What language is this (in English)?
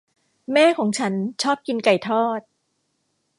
Thai